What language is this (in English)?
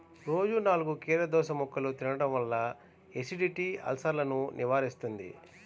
Telugu